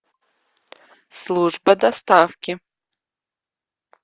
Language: Russian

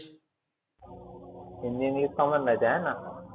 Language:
Marathi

